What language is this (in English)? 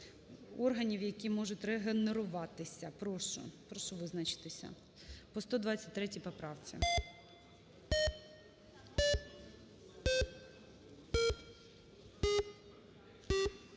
Ukrainian